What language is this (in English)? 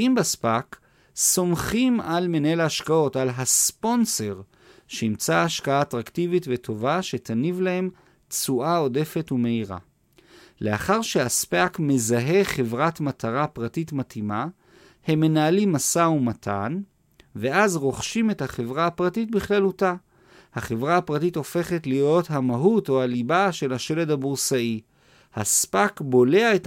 Hebrew